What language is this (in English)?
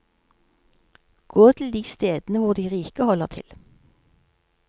Norwegian